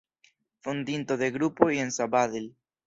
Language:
Esperanto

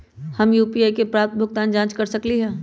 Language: Magahi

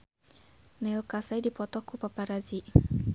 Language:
Sundanese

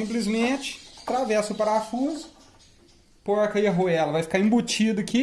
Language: Portuguese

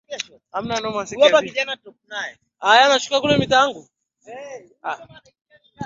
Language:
Swahili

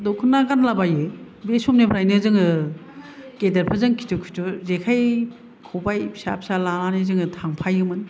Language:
Bodo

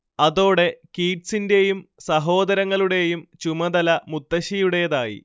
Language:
Malayalam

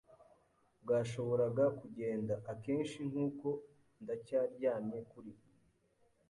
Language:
Kinyarwanda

